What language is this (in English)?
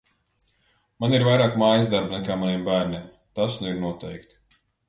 Latvian